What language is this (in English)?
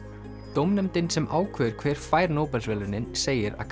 Icelandic